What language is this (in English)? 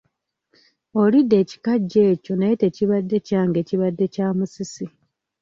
Ganda